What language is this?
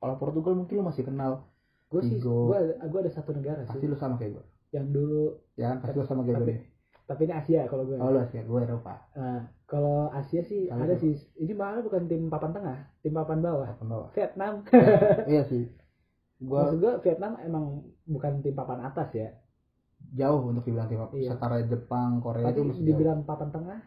Indonesian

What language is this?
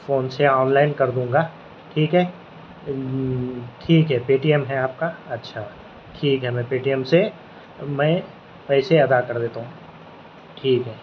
Urdu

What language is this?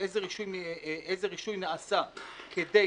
Hebrew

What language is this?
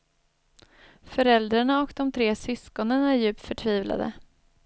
Swedish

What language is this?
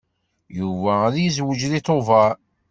Kabyle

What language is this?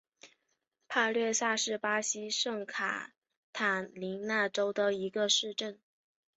Chinese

